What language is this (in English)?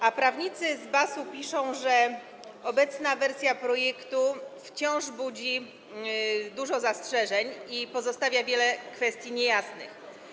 Polish